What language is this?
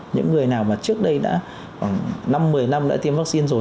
Vietnamese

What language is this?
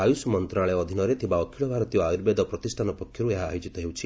Odia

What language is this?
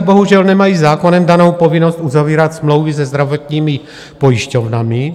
Czech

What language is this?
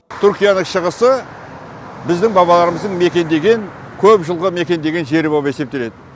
Kazakh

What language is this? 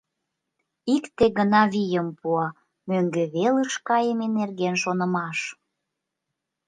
Mari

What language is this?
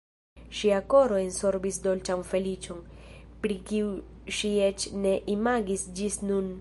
Esperanto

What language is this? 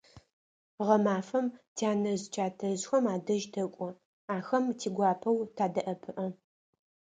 Adyghe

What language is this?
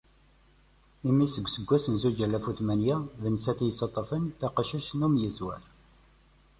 Kabyle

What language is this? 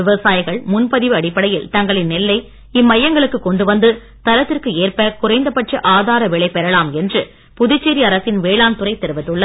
Tamil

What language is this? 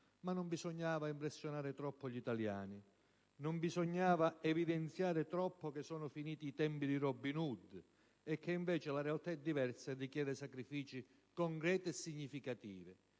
Italian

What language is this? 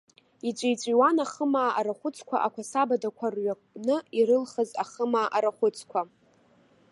Abkhazian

